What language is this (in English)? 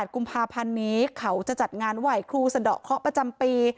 Thai